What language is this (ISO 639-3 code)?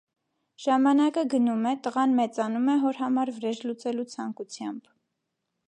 hye